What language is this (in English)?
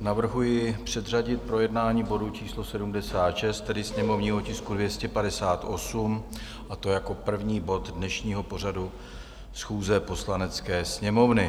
Czech